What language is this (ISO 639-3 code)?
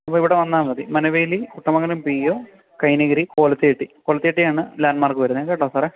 mal